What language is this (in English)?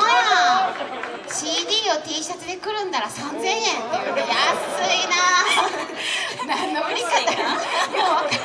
Japanese